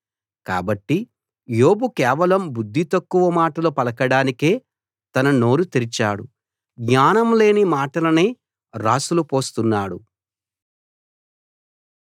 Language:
Telugu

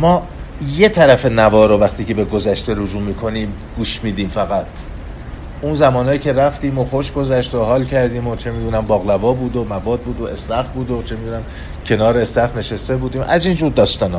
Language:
Persian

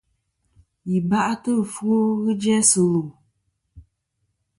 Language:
Kom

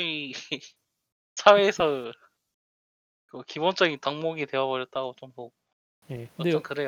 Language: Korean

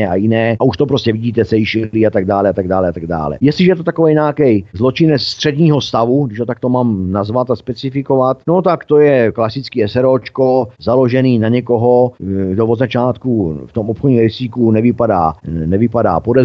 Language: Czech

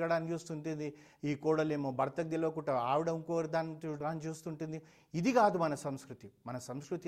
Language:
Telugu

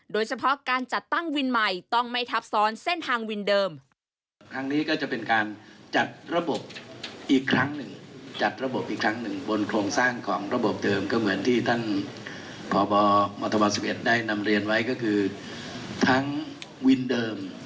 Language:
Thai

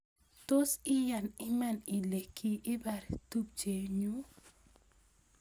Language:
Kalenjin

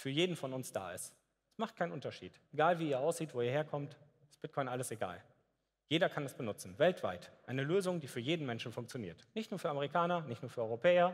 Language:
German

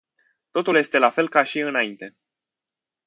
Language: Romanian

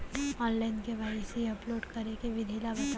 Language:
Chhattisgarhi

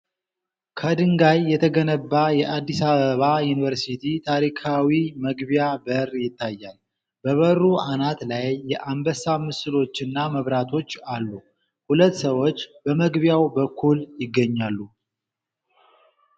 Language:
Amharic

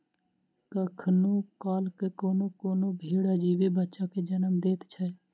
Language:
Maithili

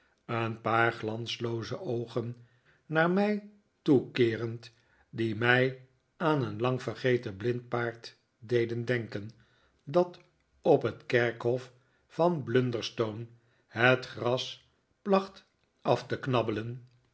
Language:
Dutch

